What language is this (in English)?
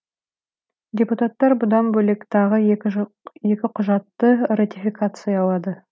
Kazakh